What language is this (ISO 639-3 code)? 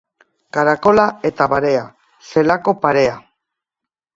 eus